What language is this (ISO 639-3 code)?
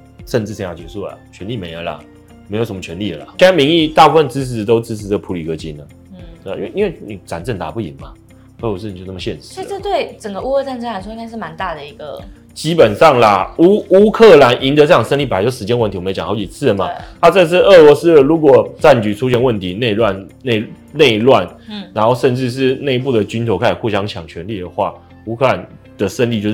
zho